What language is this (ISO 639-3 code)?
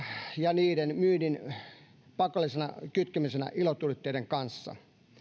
fin